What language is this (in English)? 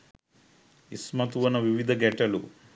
Sinhala